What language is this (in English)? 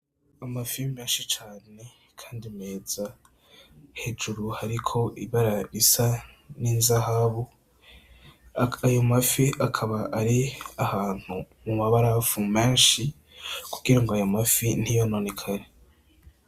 Rundi